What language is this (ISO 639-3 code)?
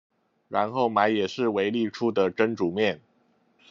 zho